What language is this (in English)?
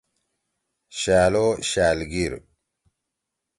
Torwali